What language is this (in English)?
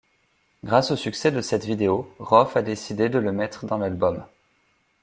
French